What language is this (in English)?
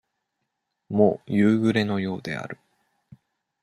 Japanese